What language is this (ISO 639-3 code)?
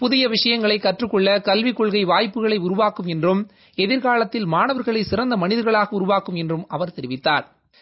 tam